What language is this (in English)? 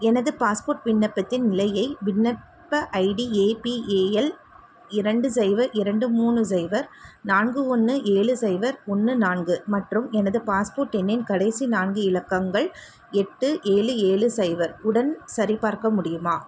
Tamil